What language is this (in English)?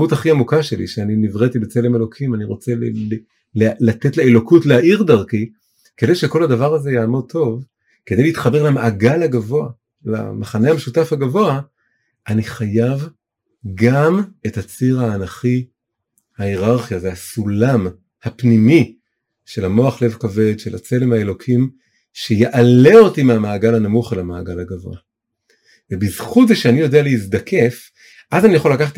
Hebrew